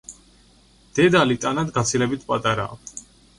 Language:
Georgian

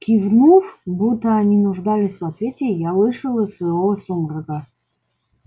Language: Russian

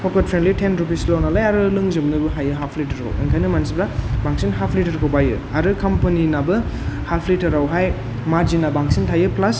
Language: Bodo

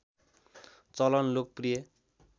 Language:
Nepali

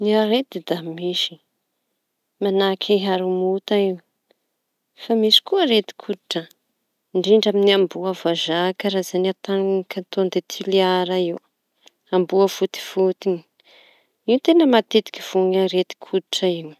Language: Tanosy Malagasy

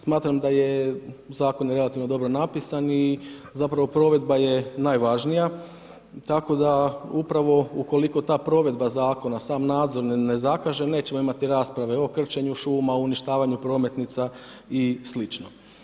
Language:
Croatian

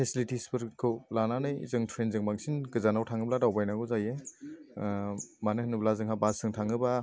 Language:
Bodo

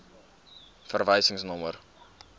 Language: Afrikaans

